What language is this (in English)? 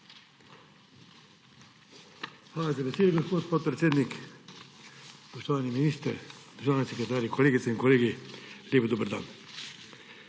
Slovenian